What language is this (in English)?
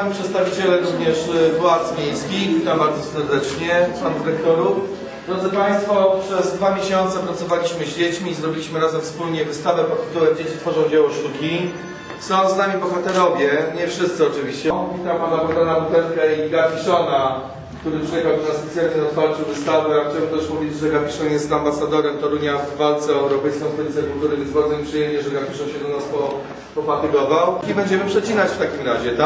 Polish